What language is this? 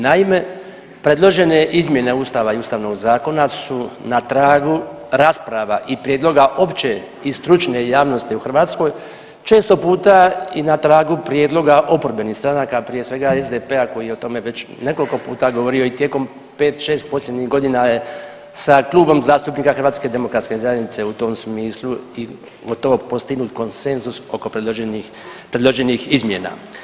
Croatian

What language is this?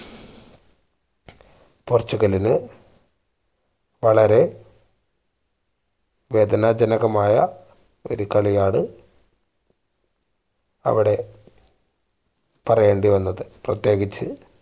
Malayalam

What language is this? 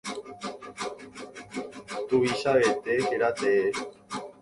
Guarani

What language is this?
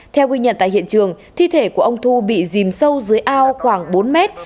Vietnamese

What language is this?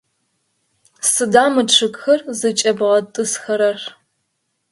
Adyghe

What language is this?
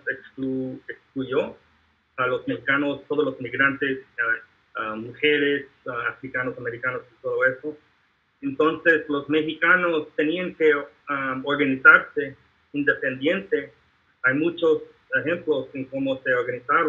Spanish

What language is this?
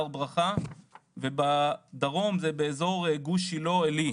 Hebrew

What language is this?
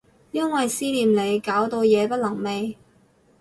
Cantonese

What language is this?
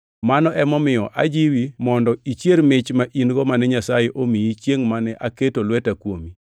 Luo (Kenya and Tanzania)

